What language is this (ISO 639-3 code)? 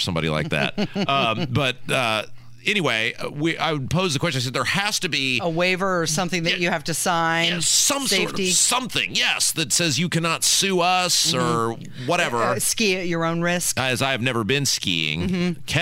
eng